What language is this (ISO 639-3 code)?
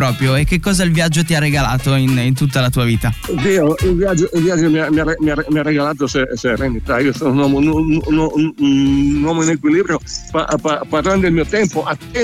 ita